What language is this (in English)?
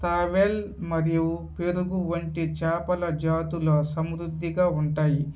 Telugu